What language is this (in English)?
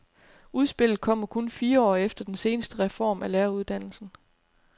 Danish